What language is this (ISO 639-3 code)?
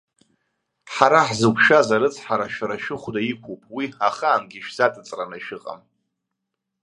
abk